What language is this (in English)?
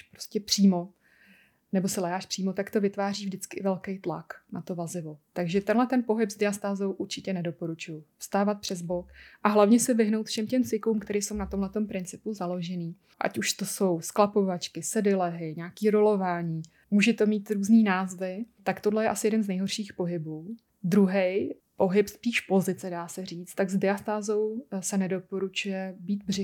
Czech